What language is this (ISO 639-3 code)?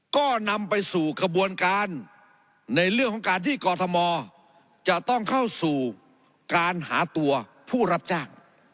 tha